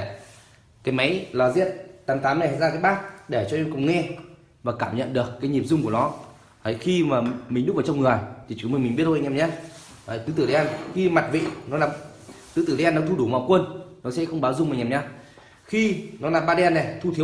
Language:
Vietnamese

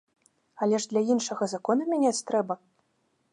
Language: Belarusian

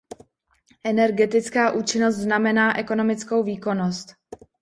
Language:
Czech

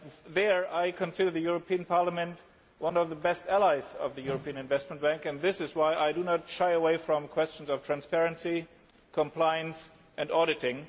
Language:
English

